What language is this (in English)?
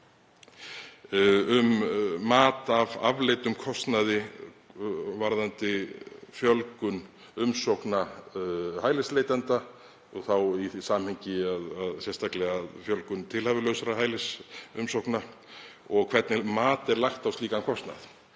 Icelandic